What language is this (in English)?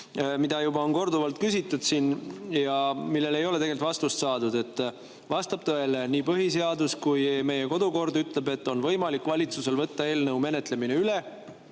Estonian